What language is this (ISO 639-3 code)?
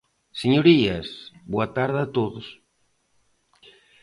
glg